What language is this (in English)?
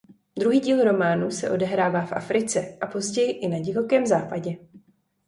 Czech